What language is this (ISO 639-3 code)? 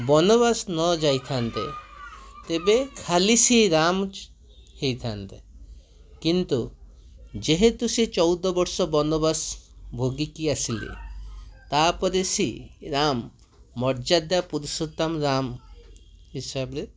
ori